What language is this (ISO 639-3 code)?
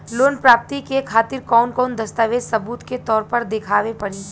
bho